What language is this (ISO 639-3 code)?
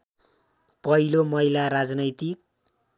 nep